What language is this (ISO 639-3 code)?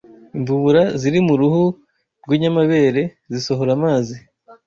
kin